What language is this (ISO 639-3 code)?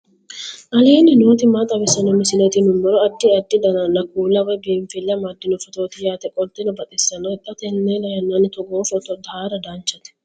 sid